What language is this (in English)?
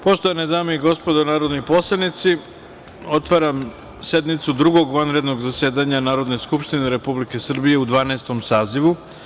Serbian